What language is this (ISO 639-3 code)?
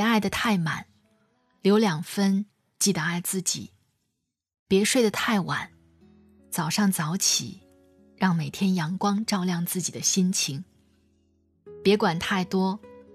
zho